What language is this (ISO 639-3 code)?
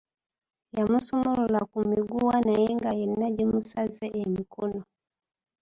lug